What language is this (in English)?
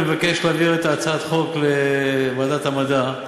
Hebrew